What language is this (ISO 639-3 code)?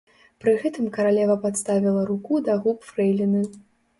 bel